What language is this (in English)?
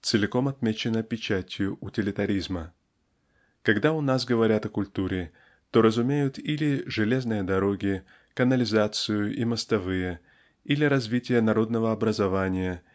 Russian